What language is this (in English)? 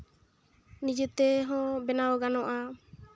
Santali